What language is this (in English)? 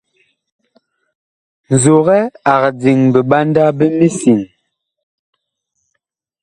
Bakoko